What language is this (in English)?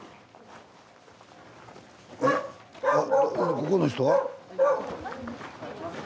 Japanese